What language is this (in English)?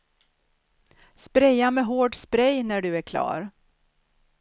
Swedish